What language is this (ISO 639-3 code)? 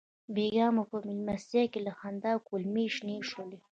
pus